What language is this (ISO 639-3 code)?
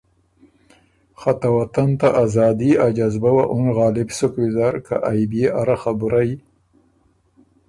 oru